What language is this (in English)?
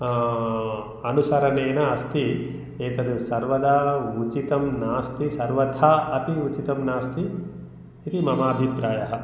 Sanskrit